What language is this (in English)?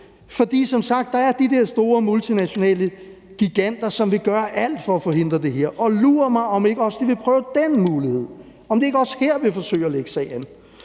Danish